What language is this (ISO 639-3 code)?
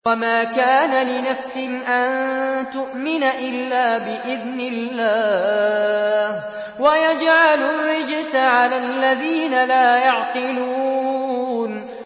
ara